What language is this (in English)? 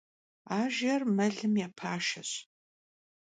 Kabardian